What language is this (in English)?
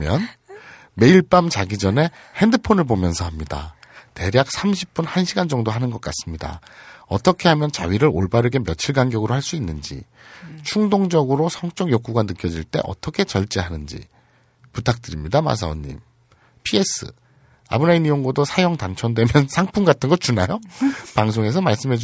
Korean